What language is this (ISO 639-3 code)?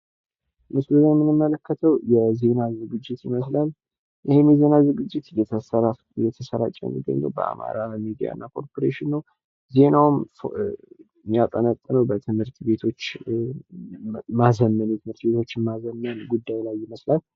amh